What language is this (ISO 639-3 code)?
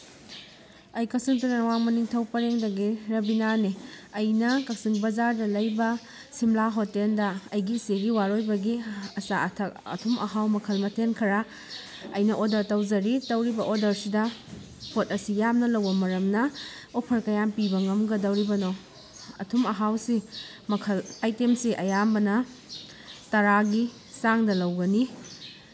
mni